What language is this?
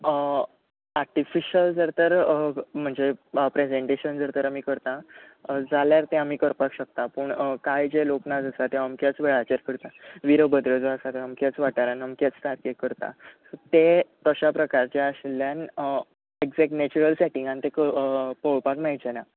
Konkani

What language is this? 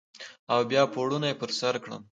Pashto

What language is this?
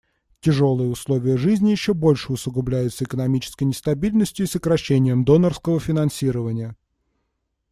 Russian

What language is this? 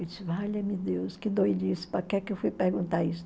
Portuguese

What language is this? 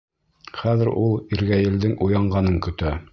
Bashkir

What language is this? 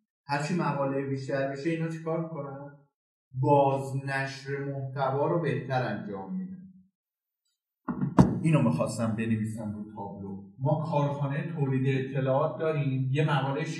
Persian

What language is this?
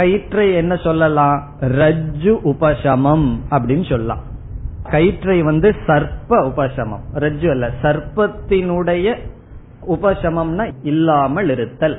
Tamil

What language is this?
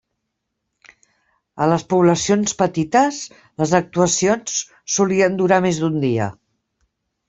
Catalan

